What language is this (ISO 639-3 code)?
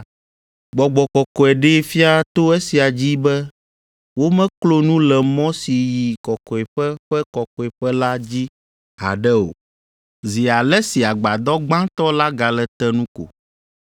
ewe